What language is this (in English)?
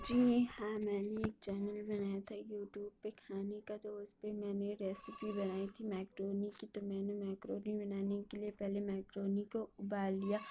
Urdu